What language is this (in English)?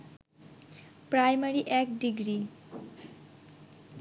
Bangla